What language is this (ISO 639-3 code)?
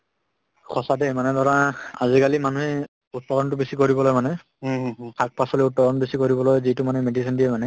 asm